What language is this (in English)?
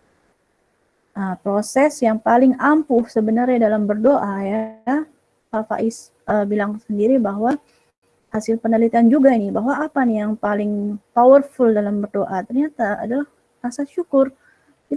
Indonesian